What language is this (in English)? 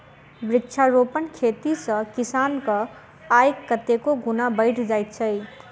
Maithili